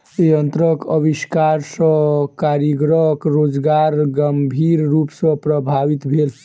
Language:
Maithili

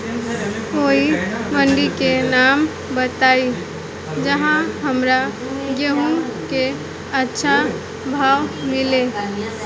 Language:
Bhojpuri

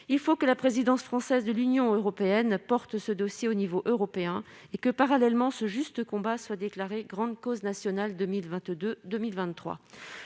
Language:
French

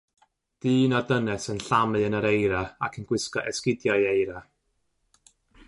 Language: Welsh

